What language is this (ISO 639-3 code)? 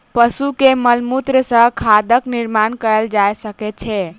mai